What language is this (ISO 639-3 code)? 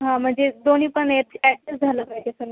mar